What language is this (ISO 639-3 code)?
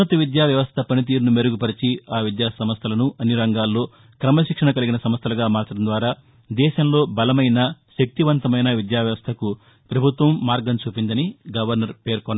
tel